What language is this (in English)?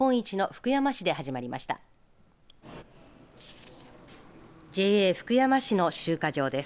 Japanese